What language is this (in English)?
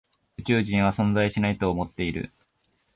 Japanese